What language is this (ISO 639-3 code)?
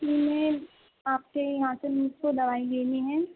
urd